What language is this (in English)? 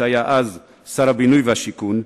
Hebrew